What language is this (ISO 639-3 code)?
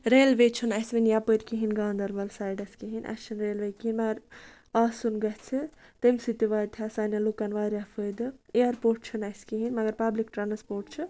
kas